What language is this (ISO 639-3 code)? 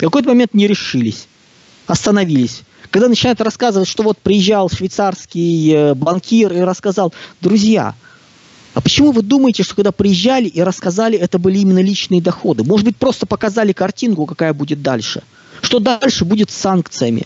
rus